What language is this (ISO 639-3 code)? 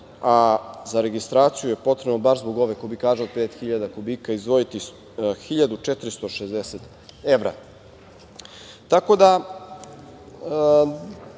srp